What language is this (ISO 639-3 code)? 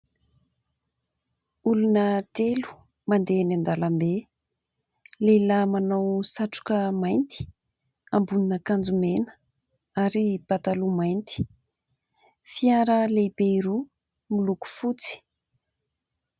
mlg